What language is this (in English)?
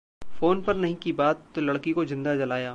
Hindi